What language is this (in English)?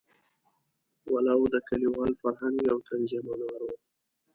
Pashto